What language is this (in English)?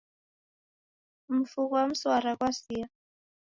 Taita